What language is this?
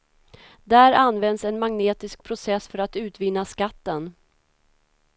Swedish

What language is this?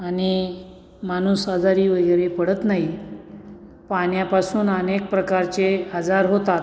Marathi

